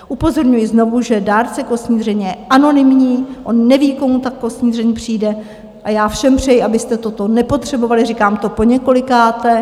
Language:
Czech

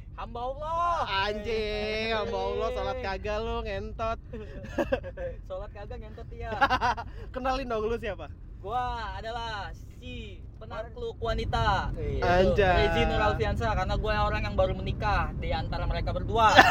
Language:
Indonesian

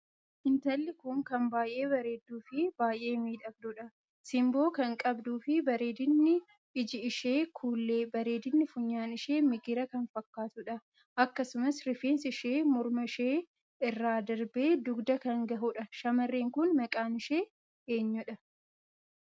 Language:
Oromo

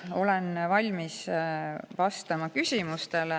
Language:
Estonian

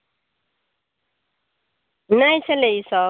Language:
Maithili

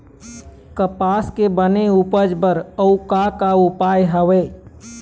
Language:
Chhattisgarhi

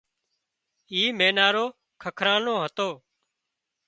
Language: Wadiyara Koli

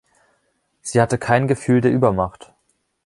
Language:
German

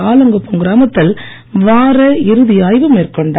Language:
Tamil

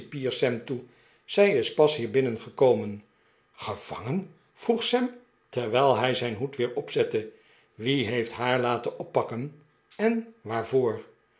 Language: Dutch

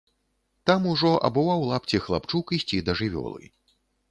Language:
Belarusian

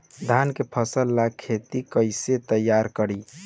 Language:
Bhojpuri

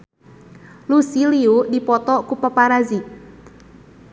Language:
Sundanese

